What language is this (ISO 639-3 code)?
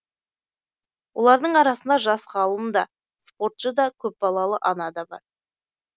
kaz